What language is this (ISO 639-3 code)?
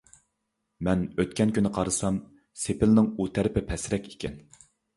uig